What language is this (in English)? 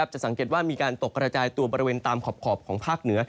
Thai